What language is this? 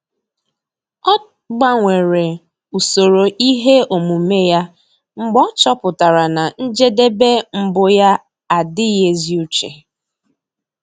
Igbo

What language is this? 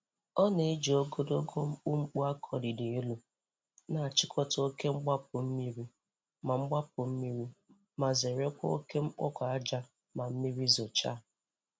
Igbo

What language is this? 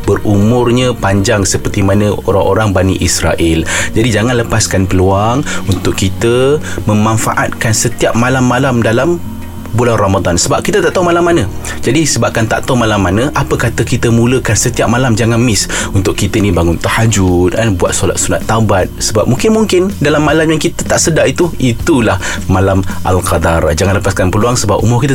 Malay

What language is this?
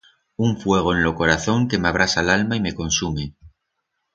Aragonese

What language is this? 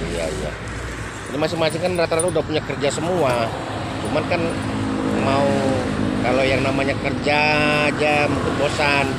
Indonesian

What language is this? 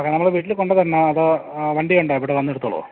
Malayalam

